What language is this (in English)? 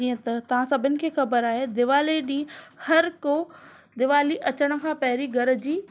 Sindhi